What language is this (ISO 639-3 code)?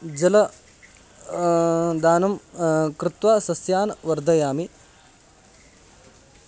san